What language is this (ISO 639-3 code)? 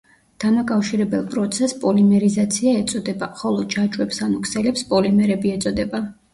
kat